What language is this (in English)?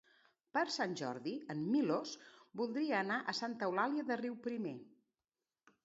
Catalan